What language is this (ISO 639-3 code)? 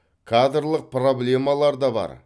kaz